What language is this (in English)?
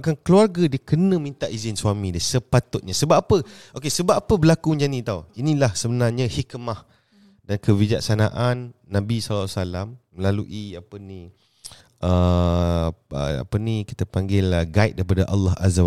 Malay